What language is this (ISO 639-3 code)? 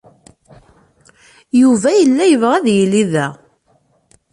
kab